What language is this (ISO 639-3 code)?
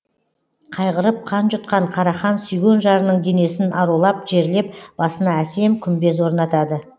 kaz